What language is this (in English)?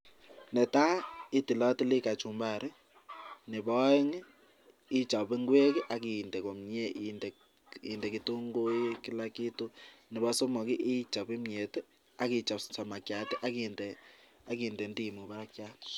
Kalenjin